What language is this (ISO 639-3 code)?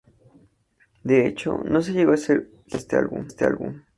spa